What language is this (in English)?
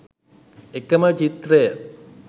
Sinhala